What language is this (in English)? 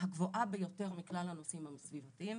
Hebrew